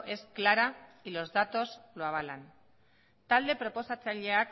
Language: Spanish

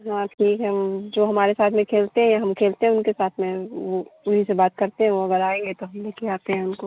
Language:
Hindi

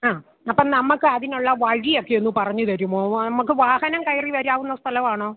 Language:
Malayalam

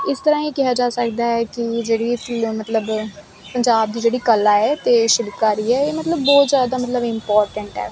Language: Punjabi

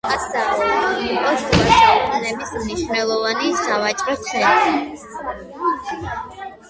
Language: Georgian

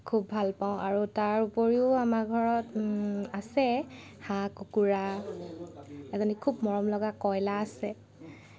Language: Assamese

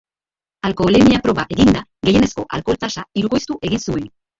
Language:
Basque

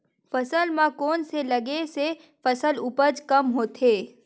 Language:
Chhattisgarhi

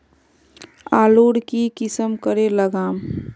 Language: Magahi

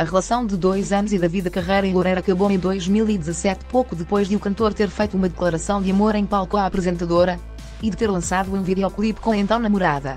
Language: Portuguese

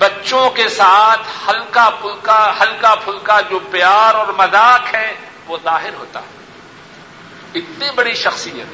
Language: Urdu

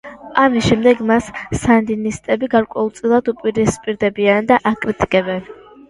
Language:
Georgian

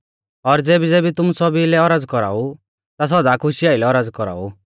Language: Mahasu Pahari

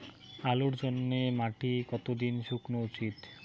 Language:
Bangla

